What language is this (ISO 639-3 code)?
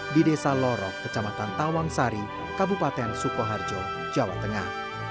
ind